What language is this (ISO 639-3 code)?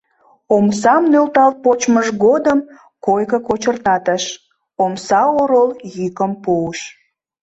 chm